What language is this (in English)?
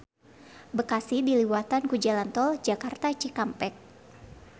Sundanese